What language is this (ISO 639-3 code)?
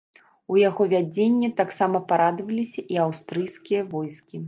bel